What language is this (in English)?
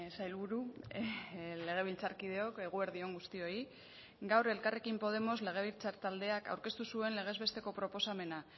Basque